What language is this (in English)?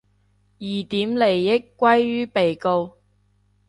Cantonese